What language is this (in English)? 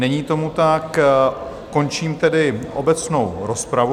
Czech